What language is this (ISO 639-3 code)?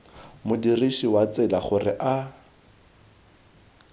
tsn